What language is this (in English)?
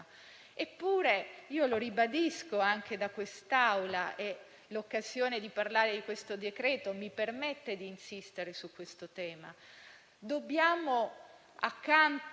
Italian